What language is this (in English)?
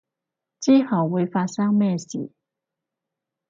Cantonese